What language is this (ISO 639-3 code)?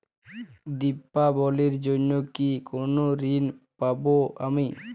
ben